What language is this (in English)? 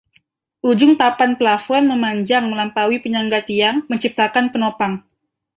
Indonesian